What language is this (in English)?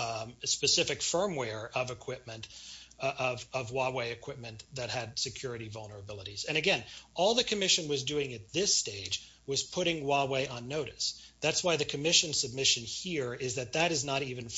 English